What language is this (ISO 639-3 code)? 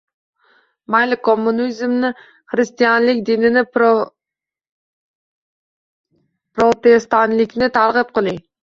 uzb